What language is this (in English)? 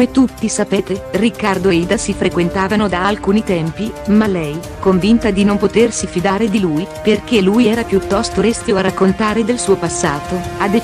Italian